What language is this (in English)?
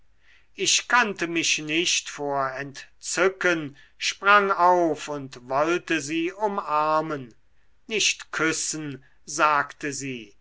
German